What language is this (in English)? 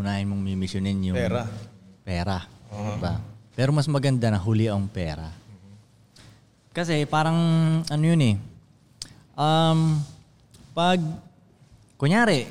Filipino